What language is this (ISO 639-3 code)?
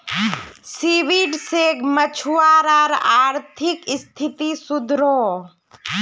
mag